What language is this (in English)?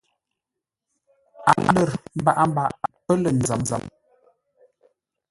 Ngombale